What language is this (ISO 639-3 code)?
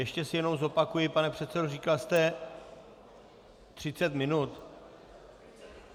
ces